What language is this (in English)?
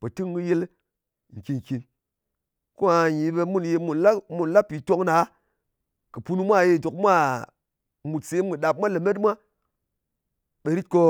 Ngas